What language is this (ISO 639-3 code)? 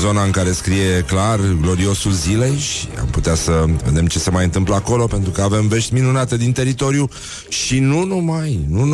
ron